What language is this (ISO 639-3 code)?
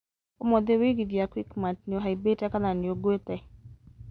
kik